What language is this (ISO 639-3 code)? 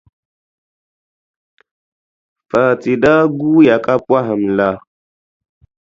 dag